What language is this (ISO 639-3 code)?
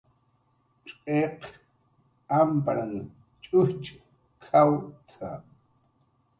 jqr